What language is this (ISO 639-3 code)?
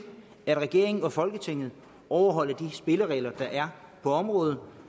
dan